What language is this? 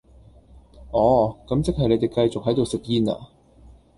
Cantonese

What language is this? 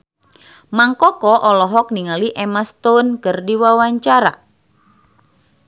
Sundanese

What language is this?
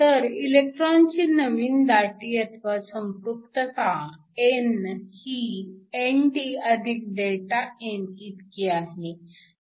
Marathi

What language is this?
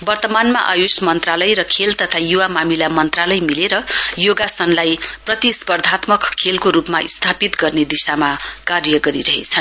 Nepali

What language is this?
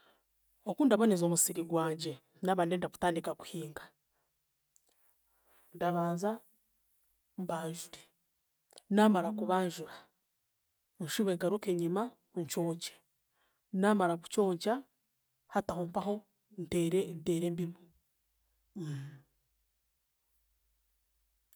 Chiga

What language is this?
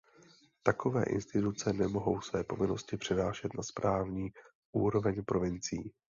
Czech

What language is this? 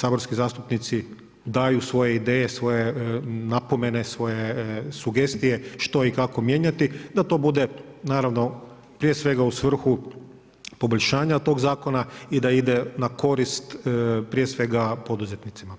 Croatian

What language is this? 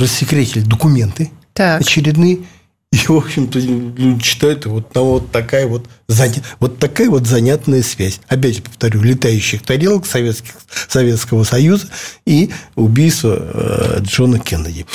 Russian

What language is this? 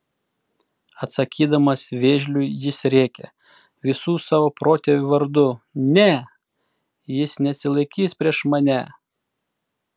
Lithuanian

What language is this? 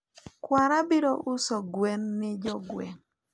Luo (Kenya and Tanzania)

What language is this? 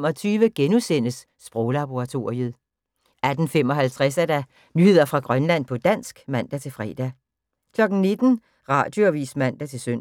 Danish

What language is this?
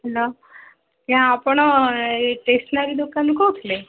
Odia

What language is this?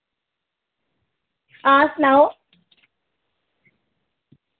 Dogri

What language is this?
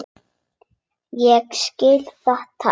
Icelandic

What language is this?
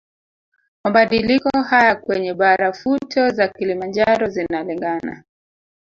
Swahili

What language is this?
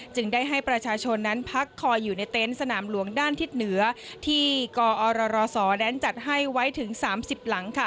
Thai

